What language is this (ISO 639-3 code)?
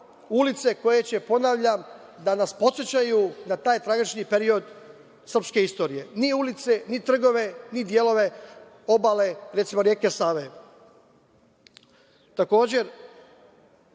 srp